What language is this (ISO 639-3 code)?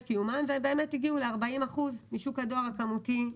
heb